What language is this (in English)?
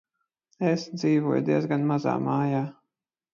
Latvian